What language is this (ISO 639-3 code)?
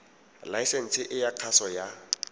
tsn